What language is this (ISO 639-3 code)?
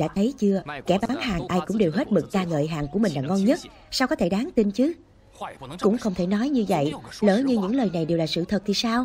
vie